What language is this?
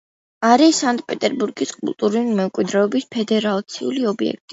Georgian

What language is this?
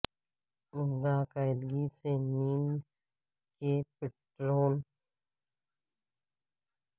Urdu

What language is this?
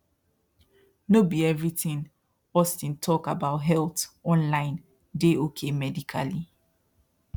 Nigerian Pidgin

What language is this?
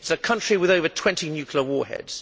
English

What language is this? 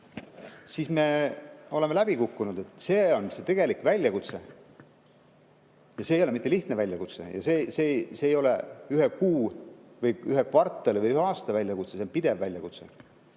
Estonian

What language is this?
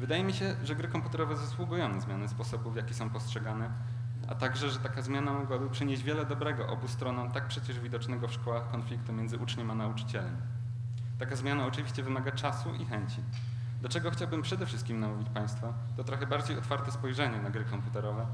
Polish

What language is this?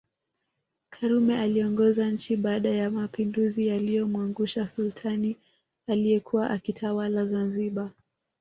Swahili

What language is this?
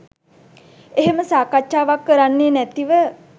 Sinhala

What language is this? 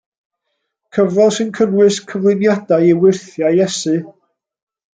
Welsh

